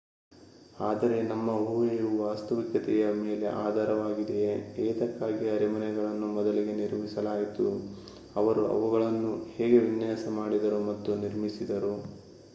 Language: Kannada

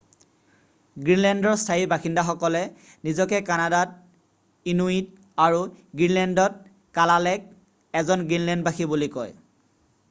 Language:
Assamese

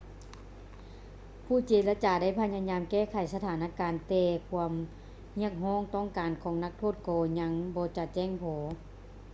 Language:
Lao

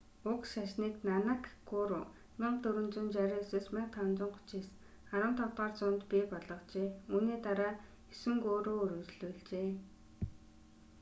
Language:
Mongolian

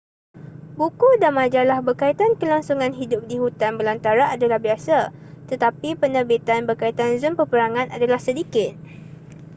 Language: Malay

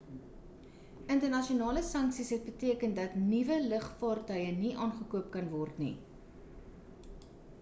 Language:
Afrikaans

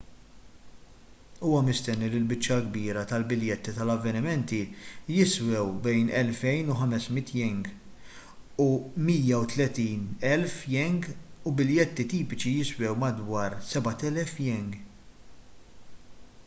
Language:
Maltese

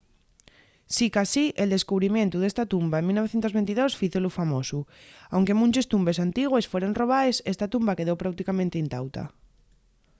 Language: Asturian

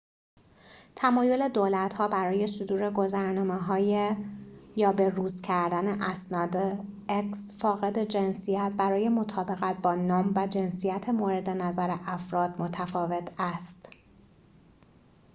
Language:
Persian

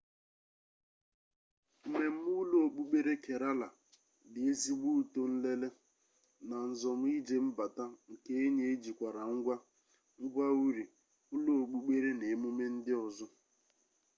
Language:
Igbo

